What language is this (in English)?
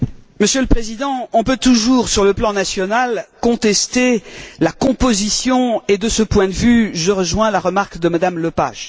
French